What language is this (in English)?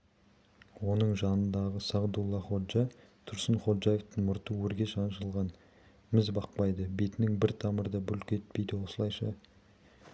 Kazakh